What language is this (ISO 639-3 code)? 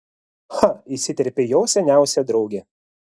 lit